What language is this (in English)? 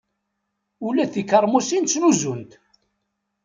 Kabyle